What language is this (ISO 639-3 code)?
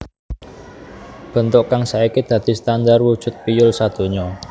jav